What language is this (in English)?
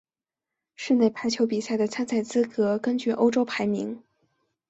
Chinese